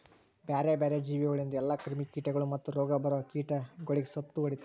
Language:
Kannada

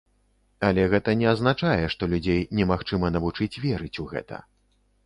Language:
Belarusian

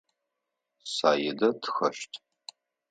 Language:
Adyghe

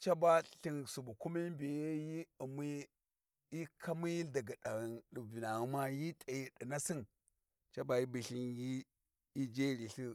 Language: Warji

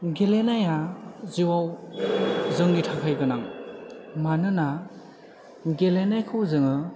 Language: Bodo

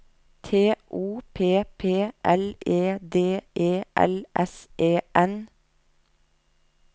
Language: Norwegian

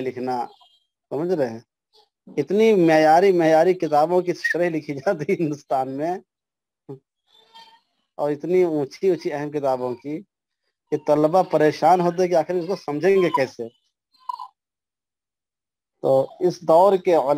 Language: Arabic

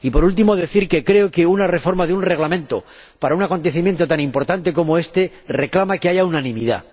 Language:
Spanish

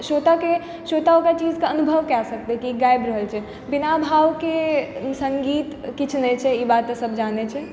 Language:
Maithili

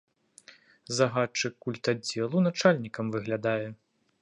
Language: Belarusian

